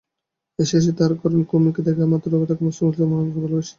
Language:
Bangla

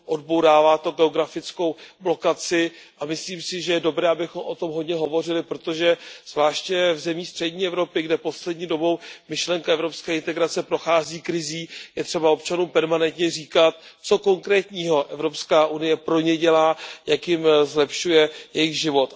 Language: Czech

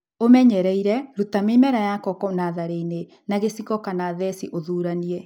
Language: Kikuyu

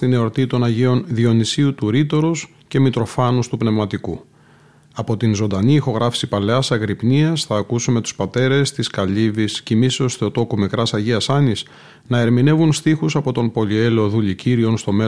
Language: Greek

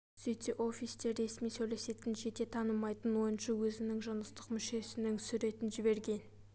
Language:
Kazakh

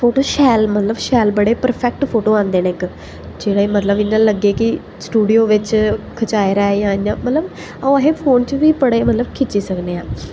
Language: Dogri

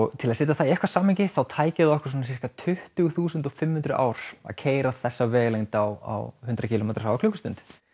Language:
Icelandic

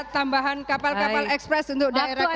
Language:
Indonesian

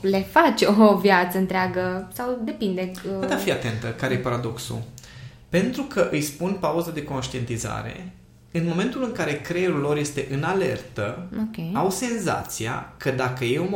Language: Romanian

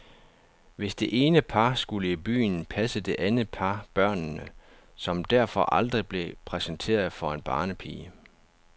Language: Danish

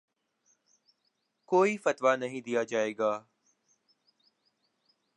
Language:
Urdu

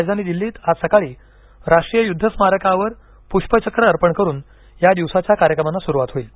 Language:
Marathi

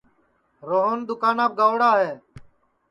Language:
Sansi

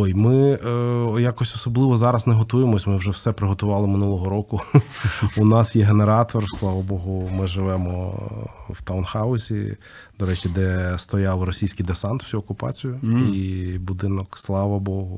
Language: Ukrainian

